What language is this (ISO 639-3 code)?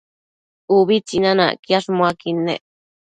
mcf